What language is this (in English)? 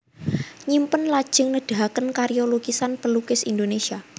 Javanese